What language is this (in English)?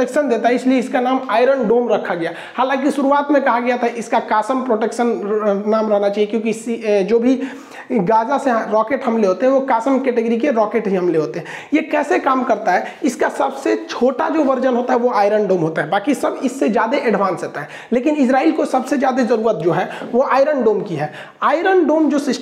Hindi